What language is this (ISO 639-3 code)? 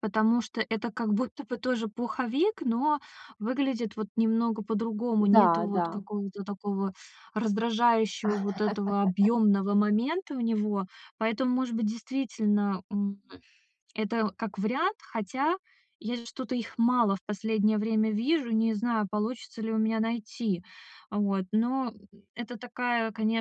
rus